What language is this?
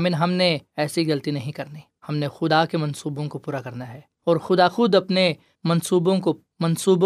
Urdu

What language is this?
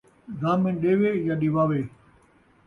Saraiki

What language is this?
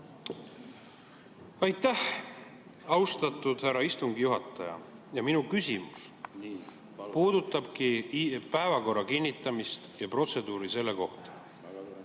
Estonian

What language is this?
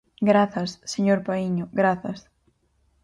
Galician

